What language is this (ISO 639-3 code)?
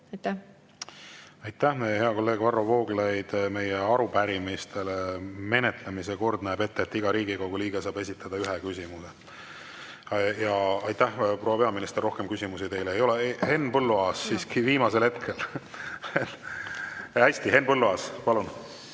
est